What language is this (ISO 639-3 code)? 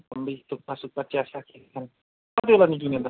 nep